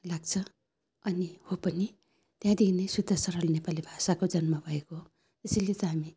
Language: Nepali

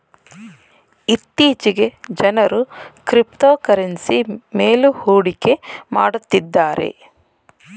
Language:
Kannada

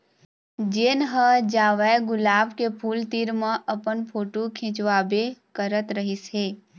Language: Chhattisgarhi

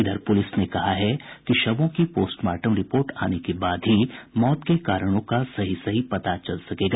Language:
Hindi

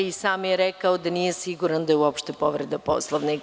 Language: Serbian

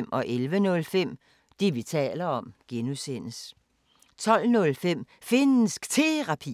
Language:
Danish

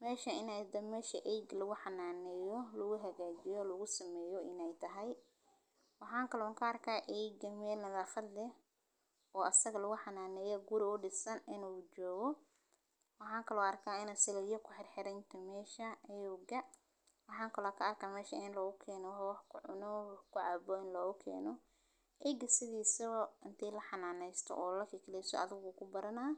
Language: Somali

